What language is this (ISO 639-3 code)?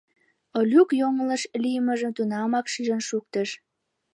chm